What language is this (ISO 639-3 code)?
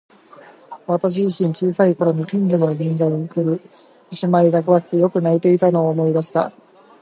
jpn